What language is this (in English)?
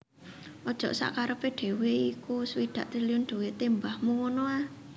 Javanese